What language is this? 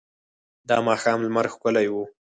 Pashto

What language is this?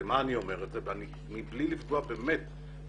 Hebrew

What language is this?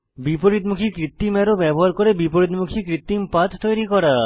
Bangla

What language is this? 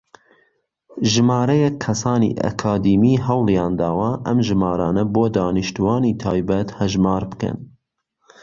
Central Kurdish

